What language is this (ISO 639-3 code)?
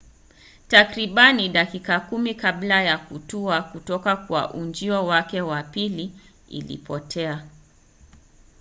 swa